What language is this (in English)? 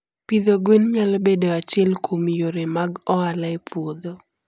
Luo (Kenya and Tanzania)